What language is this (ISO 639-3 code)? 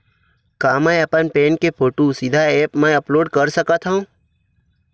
hne